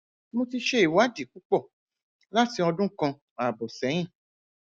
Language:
Yoruba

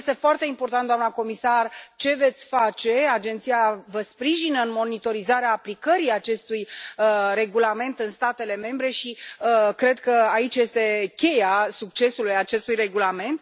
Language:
Romanian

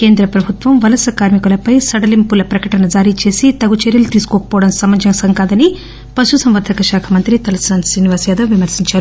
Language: Telugu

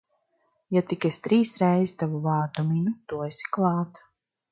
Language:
Latvian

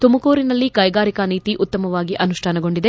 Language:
Kannada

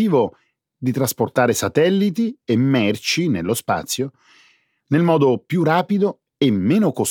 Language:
Italian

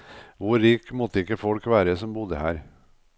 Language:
Norwegian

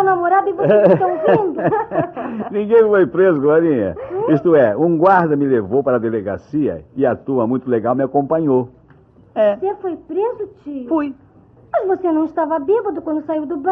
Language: Portuguese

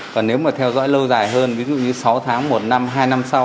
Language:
Vietnamese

